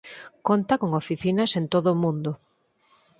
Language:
Galician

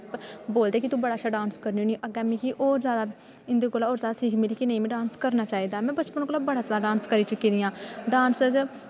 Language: Dogri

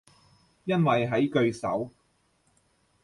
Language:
Cantonese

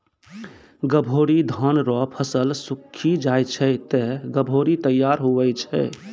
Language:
Maithili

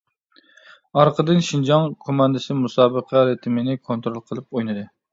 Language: Uyghur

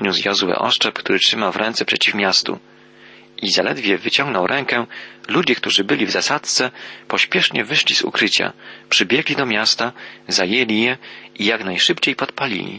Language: Polish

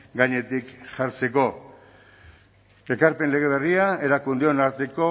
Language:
Basque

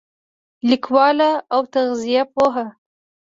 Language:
Pashto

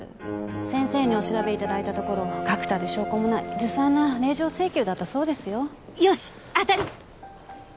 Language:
Japanese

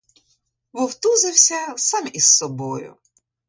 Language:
Ukrainian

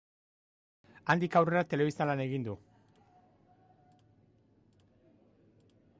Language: Basque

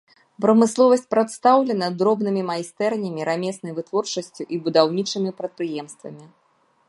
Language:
Belarusian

